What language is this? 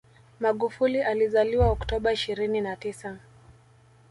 Swahili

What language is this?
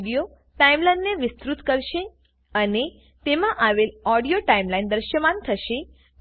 Gujarati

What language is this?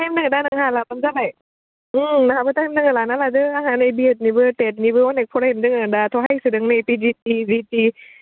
Bodo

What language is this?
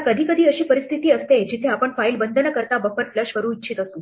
Marathi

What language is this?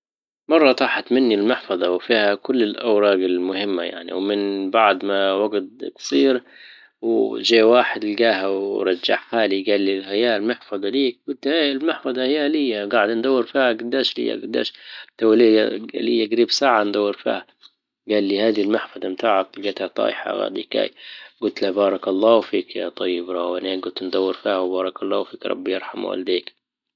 Libyan Arabic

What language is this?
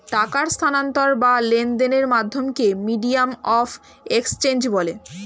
Bangla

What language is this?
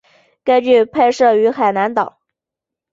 Chinese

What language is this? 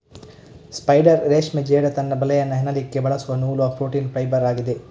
Kannada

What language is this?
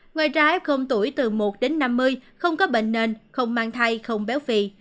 Vietnamese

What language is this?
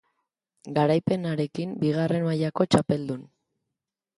Basque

